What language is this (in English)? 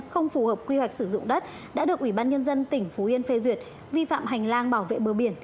Vietnamese